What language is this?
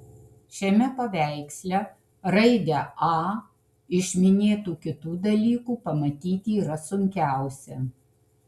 Lithuanian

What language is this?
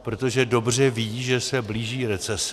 Czech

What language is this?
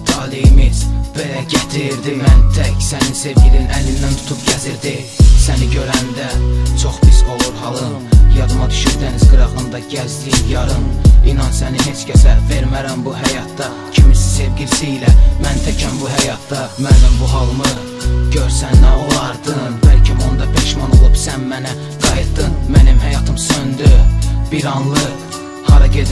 Turkish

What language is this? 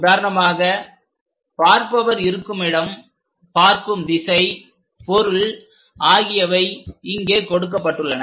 Tamil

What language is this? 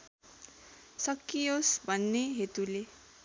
Nepali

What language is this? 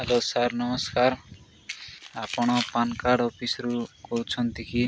Odia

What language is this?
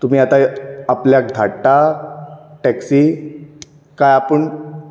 Konkani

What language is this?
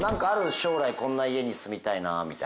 Japanese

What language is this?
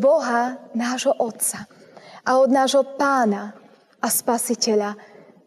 Slovak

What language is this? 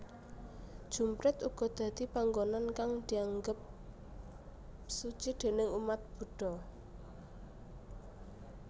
Javanese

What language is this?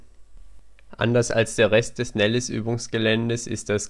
German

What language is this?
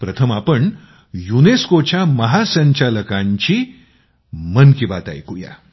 Marathi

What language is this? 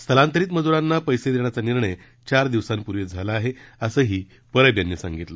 Marathi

